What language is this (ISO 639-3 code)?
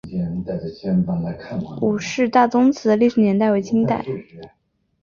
zho